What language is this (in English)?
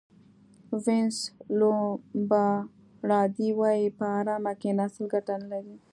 Pashto